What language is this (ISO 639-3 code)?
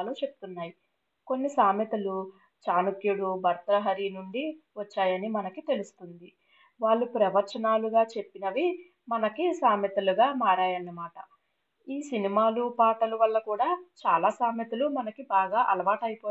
tel